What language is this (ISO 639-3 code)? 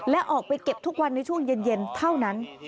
tha